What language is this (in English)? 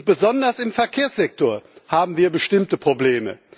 German